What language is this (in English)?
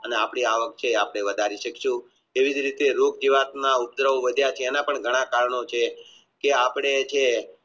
Gujarati